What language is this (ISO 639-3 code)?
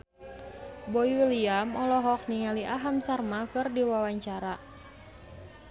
sun